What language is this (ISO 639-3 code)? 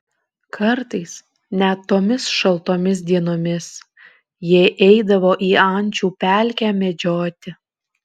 lit